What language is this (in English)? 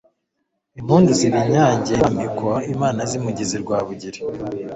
Kinyarwanda